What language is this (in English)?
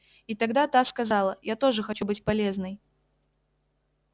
Russian